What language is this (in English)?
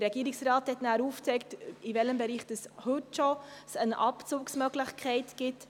Swiss German